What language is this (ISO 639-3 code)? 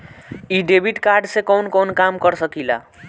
bho